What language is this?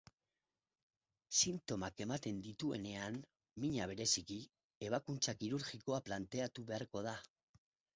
Basque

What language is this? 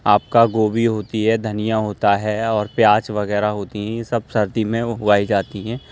Urdu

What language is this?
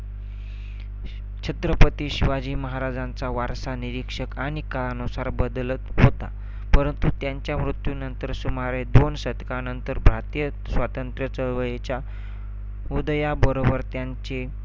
Marathi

